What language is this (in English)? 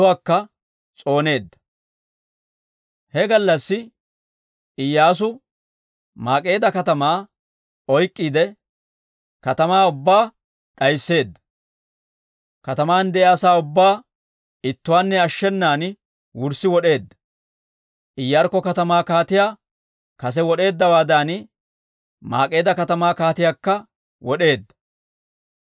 Dawro